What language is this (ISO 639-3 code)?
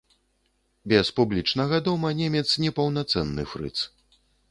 bel